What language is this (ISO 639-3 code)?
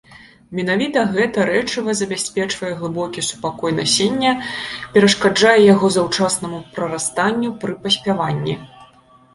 bel